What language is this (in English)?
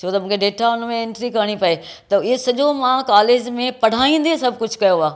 Sindhi